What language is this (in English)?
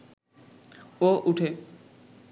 Bangla